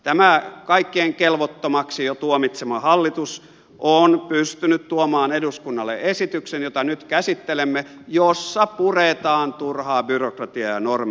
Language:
Finnish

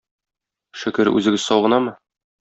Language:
Tatar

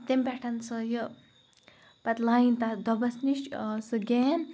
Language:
Kashmiri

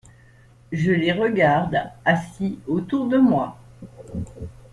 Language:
French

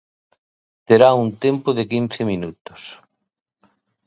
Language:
Galician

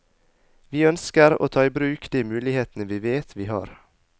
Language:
Norwegian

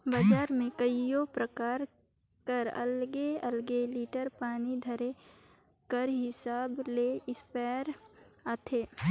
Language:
Chhattisgarhi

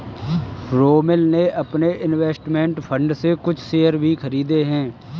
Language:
Hindi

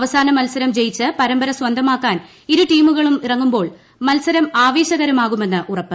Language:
Malayalam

